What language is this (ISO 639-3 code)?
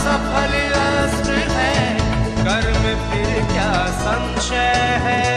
hin